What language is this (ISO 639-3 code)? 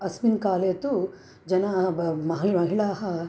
san